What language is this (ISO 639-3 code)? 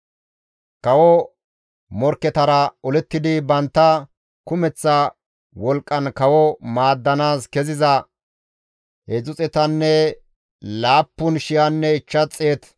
gmv